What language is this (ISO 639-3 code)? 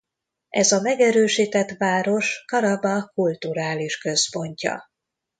hun